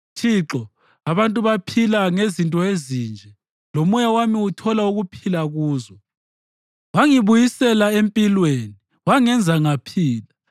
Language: North Ndebele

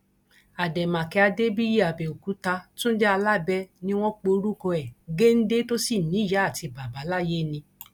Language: Yoruba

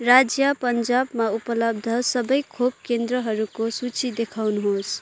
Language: Nepali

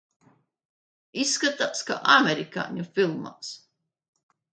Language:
Latvian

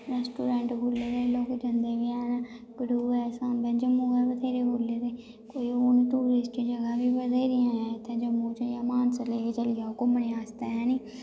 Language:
Dogri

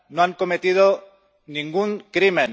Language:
Spanish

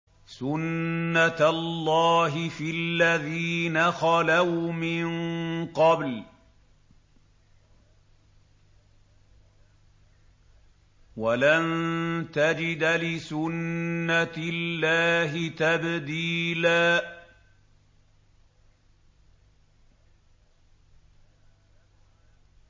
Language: Arabic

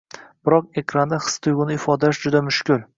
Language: Uzbek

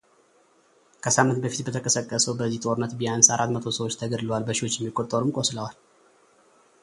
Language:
Amharic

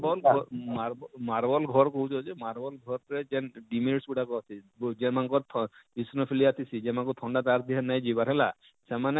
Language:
Odia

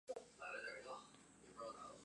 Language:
Chinese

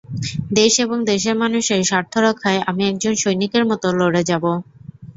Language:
Bangla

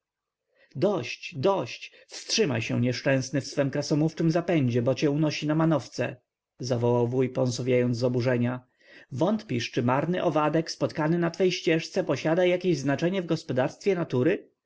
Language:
Polish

